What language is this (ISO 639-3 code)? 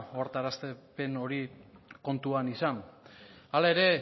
eus